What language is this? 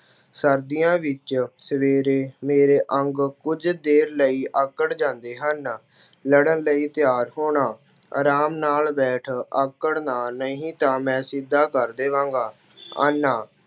Punjabi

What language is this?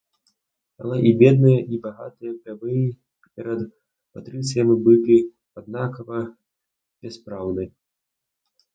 Belarusian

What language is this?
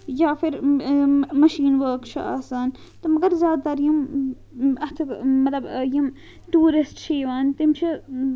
Kashmiri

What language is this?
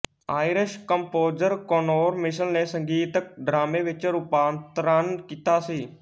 Punjabi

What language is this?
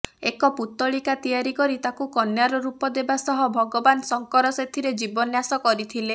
Odia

